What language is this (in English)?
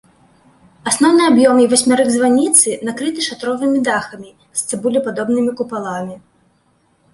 Belarusian